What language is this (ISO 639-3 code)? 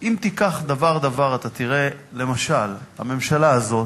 heb